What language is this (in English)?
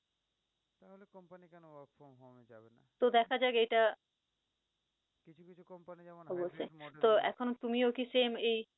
Bangla